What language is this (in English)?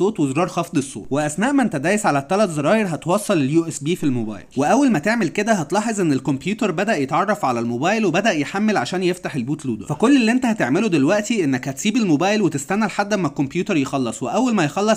Arabic